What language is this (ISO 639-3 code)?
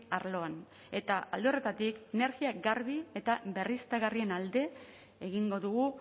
eus